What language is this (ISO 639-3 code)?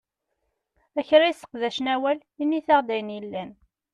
kab